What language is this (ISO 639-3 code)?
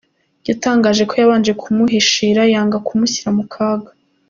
kin